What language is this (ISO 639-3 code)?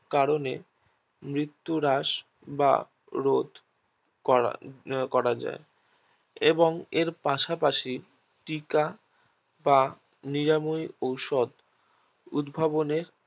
ben